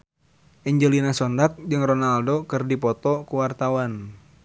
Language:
Sundanese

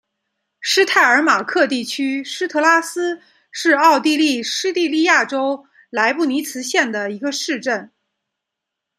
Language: Chinese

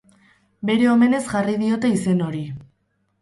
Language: Basque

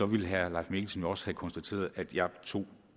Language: Danish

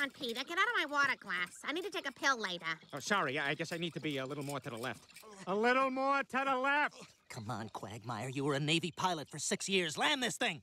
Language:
English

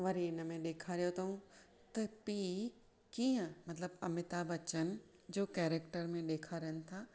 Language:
Sindhi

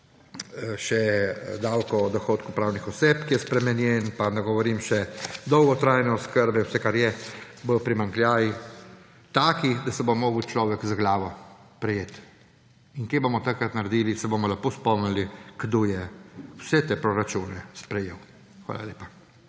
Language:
Slovenian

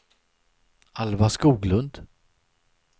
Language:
Swedish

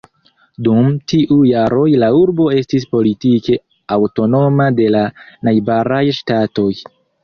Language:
Esperanto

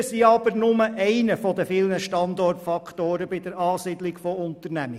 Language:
Swiss German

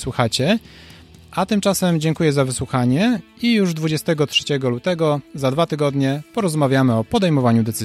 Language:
Polish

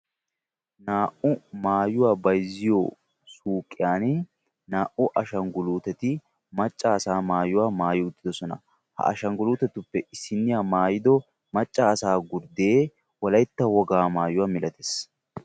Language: Wolaytta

